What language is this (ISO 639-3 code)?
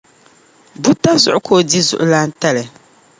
dag